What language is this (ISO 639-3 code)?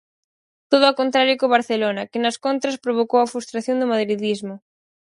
glg